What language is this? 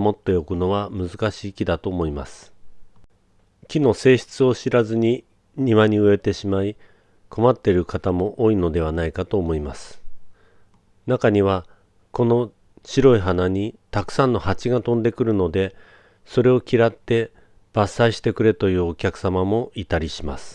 Japanese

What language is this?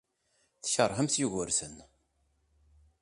Kabyle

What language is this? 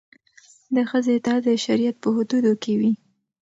Pashto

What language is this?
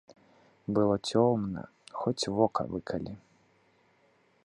Belarusian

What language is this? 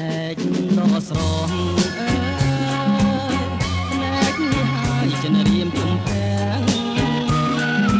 Thai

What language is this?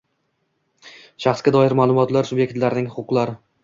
Uzbek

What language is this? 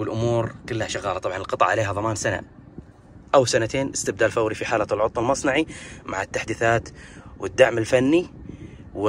Arabic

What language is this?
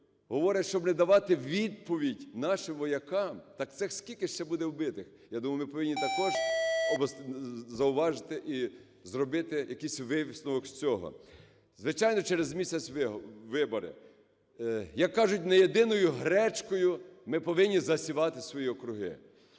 Ukrainian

